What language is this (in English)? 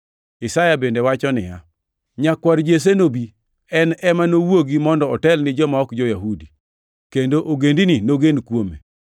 Luo (Kenya and Tanzania)